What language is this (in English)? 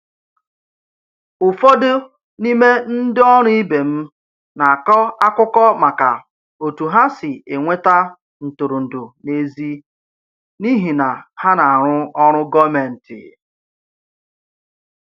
Igbo